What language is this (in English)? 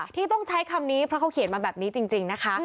Thai